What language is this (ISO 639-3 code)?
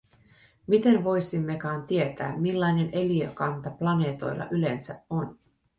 fin